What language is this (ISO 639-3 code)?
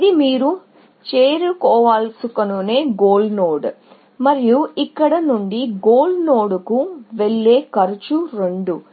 tel